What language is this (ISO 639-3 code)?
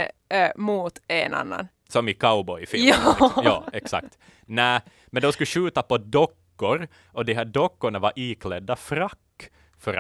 swe